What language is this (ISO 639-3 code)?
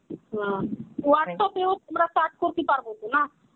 ben